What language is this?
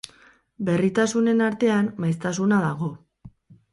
Basque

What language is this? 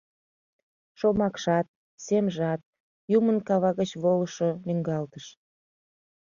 Mari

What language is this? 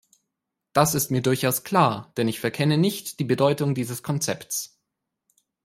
German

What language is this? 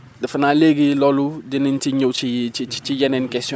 Wolof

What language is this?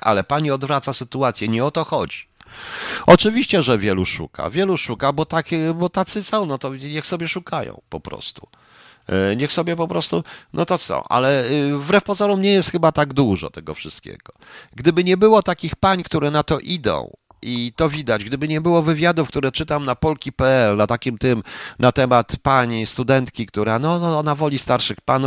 Polish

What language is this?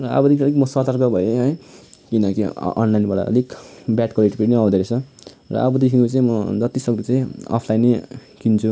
Nepali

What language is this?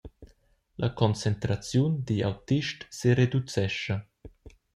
Romansh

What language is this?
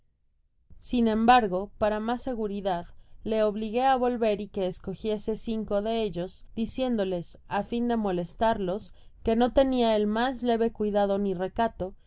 Spanish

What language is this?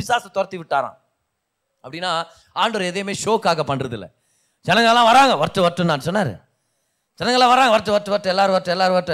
Tamil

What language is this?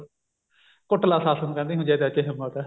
Punjabi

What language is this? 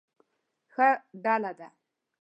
Pashto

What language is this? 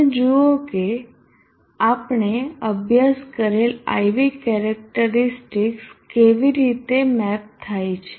Gujarati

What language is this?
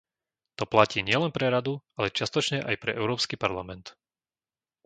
Slovak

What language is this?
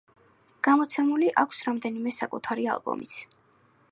Georgian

